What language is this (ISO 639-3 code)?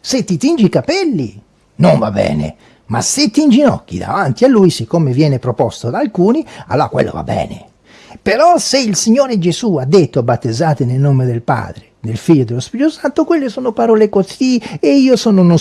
ita